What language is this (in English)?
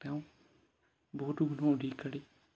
Assamese